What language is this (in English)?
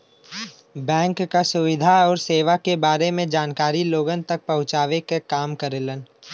Bhojpuri